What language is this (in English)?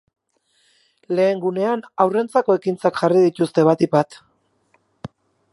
Basque